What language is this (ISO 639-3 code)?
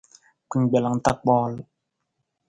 nmz